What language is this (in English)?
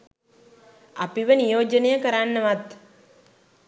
Sinhala